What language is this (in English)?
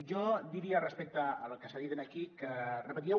Catalan